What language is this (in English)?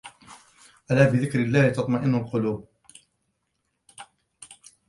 Arabic